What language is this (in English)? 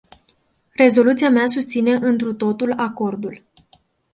Romanian